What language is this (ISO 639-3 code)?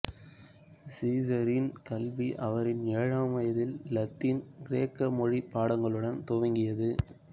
tam